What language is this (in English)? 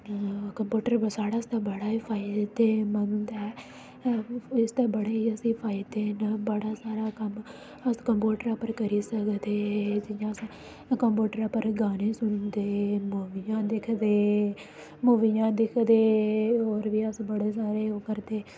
Dogri